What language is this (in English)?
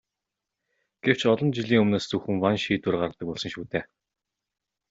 Mongolian